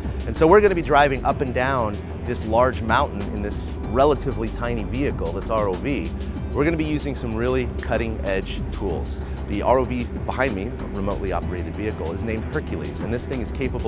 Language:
English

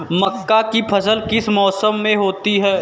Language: Hindi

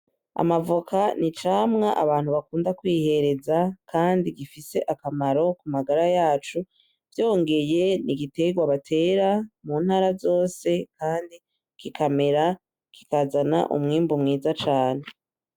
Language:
Rundi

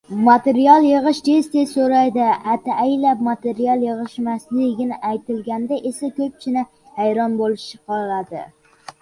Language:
Uzbek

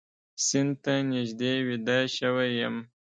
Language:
Pashto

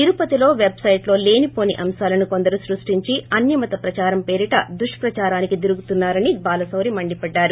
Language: Telugu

